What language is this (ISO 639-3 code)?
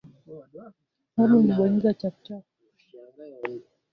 swa